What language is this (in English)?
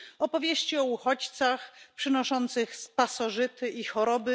Polish